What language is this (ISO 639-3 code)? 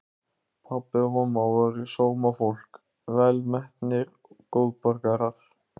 isl